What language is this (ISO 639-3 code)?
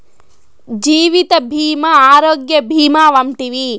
tel